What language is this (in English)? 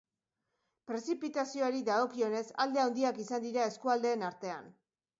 Basque